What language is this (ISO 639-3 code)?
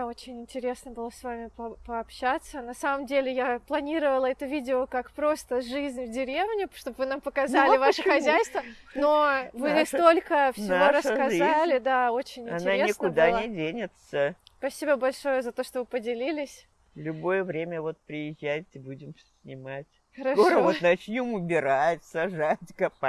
rus